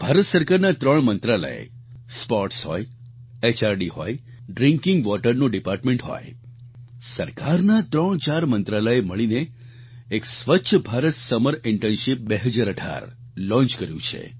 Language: Gujarati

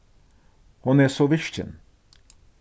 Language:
Faroese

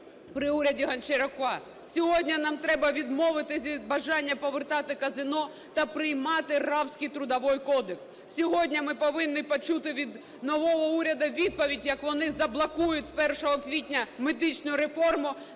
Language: Ukrainian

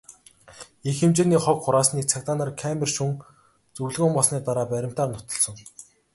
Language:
Mongolian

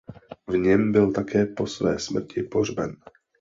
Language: Czech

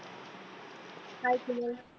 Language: Marathi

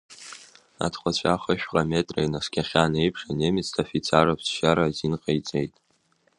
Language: Abkhazian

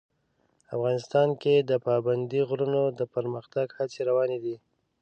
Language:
Pashto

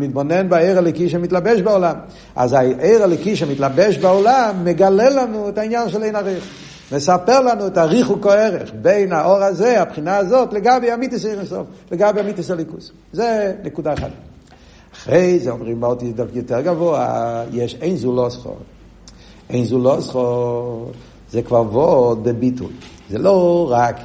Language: Hebrew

